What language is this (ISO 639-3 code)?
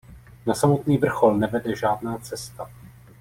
ces